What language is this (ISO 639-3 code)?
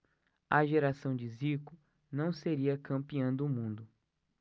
por